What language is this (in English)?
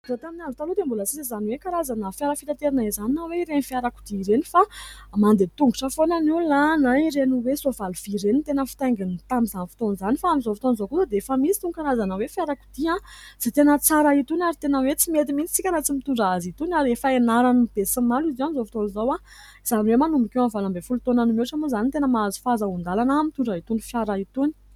Malagasy